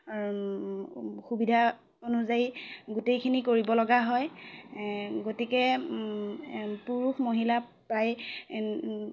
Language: Assamese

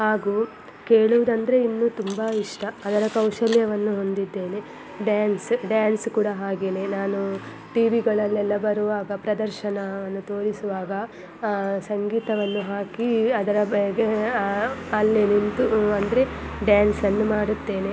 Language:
Kannada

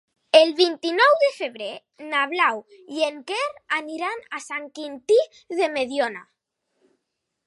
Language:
Catalan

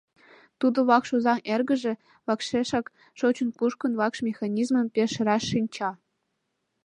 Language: Mari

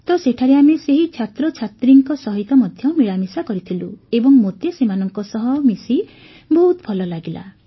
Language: Odia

